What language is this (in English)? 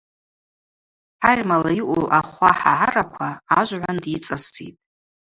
Abaza